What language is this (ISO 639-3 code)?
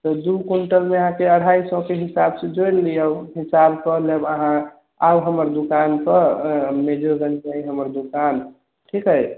mai